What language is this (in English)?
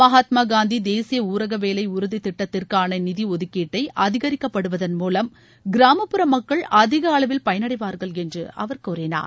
Tamil